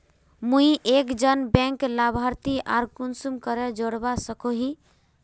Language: Magahi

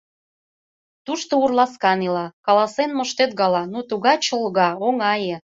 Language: Mari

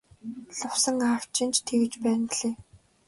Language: Mongolian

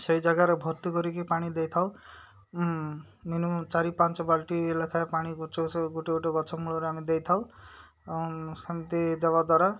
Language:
Odia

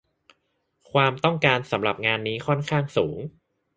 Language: Thai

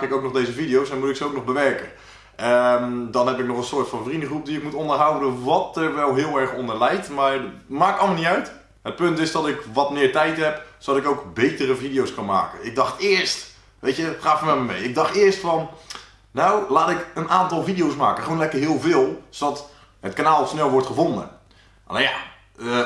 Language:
Dutch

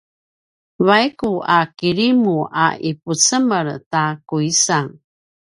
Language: Paiwan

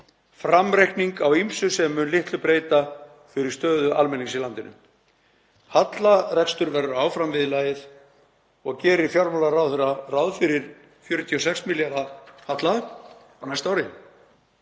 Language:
Icelandic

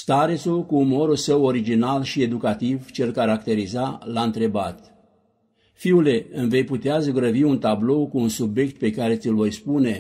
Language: Romanian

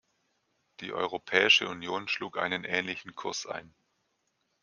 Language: German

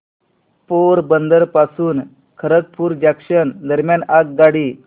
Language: Marathi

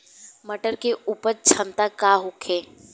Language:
Bhojpuri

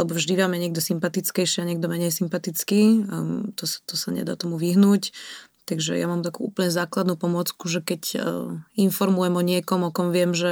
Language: Slovak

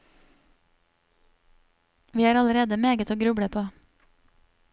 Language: Norwegian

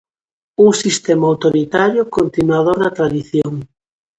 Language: Galician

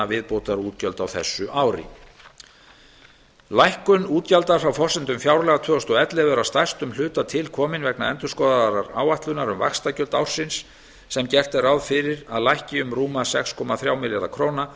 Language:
Icelandic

